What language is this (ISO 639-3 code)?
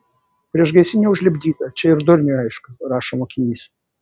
lit